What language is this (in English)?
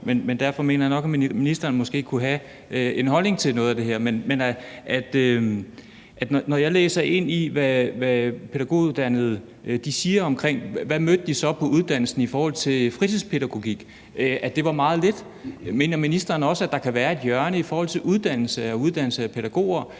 Danish